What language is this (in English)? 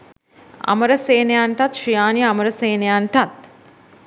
Sinhala